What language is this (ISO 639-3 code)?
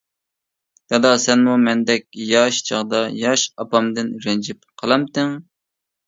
uig